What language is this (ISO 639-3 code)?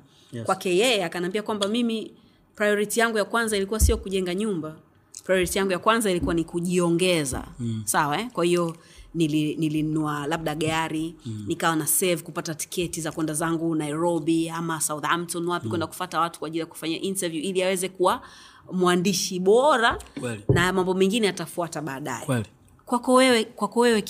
swa